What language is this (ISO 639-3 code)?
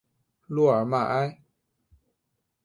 zho